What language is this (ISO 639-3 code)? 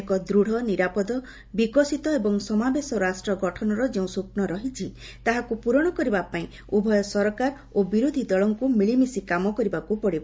ori